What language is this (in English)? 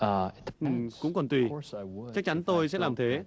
Vietnamese